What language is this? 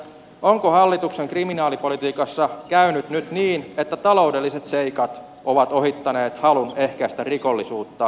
Finnish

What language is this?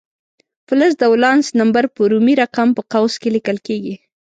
Pashto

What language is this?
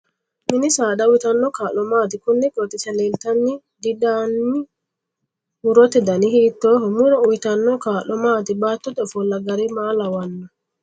Sidamo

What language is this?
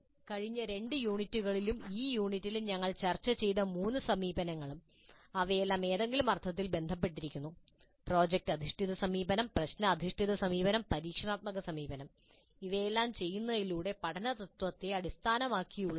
Malayalam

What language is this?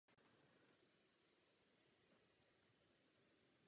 Czech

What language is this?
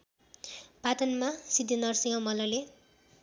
Nepali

